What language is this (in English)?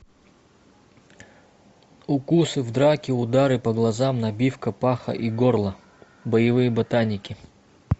Russian